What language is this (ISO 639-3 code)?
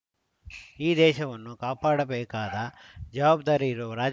kan